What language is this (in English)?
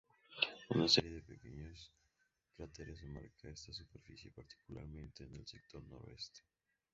Spanish